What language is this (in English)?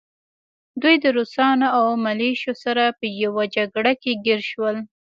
Pashto